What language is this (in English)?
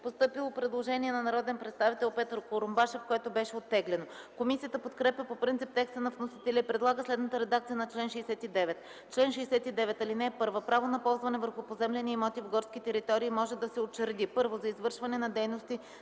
Bulgarian